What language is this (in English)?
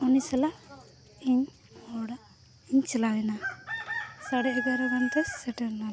Santali